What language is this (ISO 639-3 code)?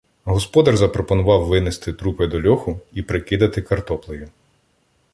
ukr